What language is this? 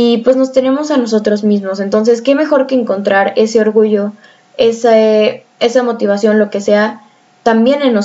Spanish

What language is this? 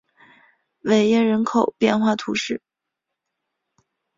Chinese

